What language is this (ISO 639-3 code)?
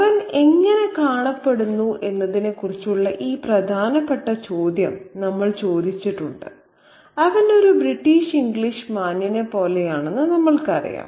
mal